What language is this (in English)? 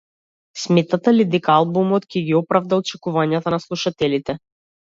Macedonian